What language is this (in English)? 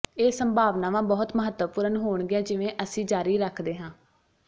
Punjabi